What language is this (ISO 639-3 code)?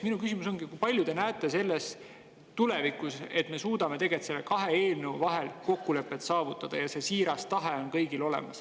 est